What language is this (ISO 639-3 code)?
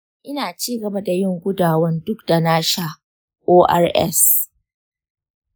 hau